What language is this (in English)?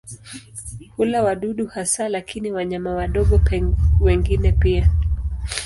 Swahili